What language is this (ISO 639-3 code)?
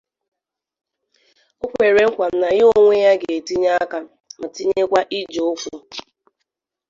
ibo